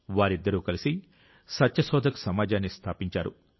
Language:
Telugu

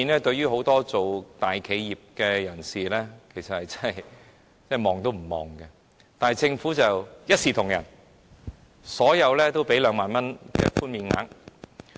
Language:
Cantonese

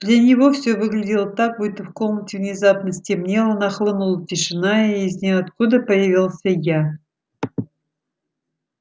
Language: Russian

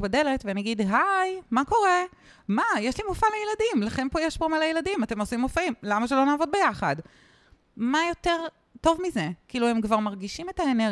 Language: Hebrew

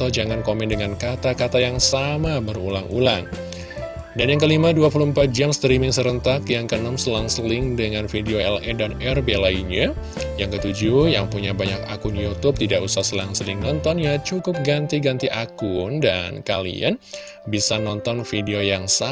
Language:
Indonesian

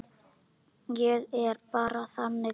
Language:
Icelandic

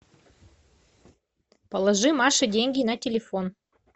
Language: Russian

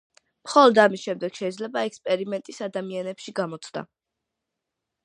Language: Georgian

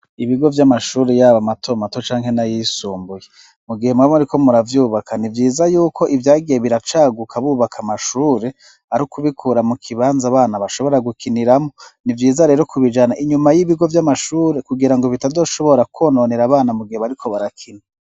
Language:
Rundi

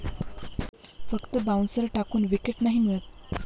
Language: Marathi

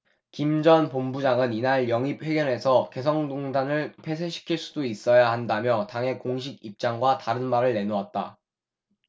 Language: Korean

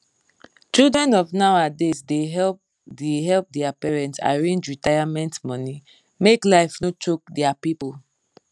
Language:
Nigerian Pidgin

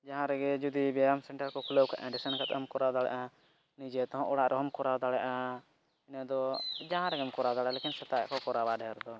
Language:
Santali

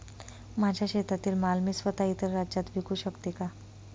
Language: Marathi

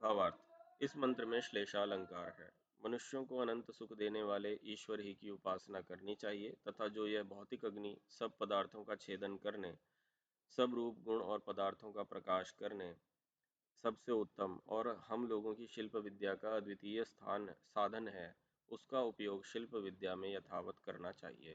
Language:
Hindi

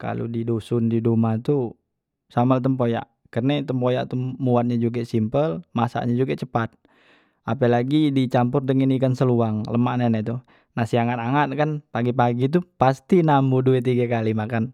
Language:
Musi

